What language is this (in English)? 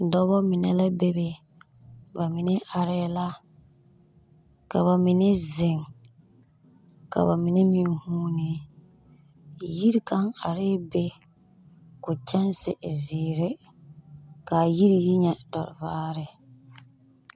Southern Dagaare